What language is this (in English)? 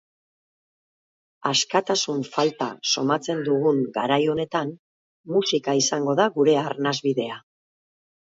Basque